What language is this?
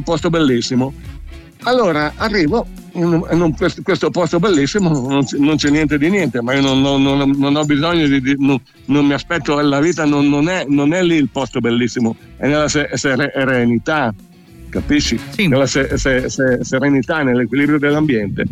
Italian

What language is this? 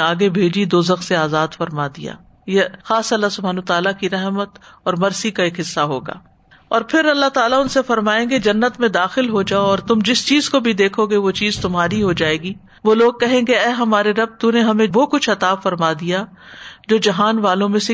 Urdu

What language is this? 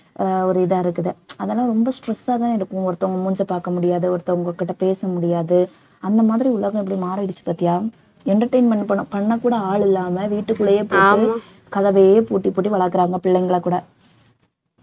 Tamil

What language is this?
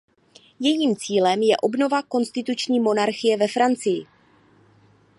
Czech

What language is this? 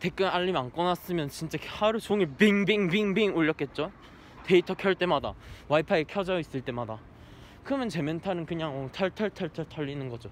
Korean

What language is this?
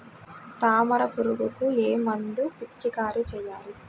Telugu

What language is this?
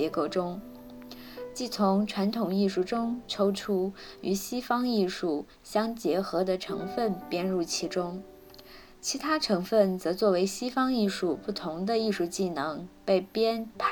Chinese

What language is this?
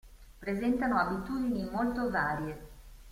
Italian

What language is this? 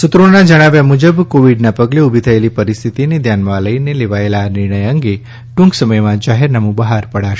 Gujarati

